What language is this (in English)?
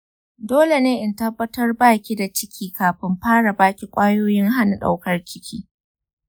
Hausa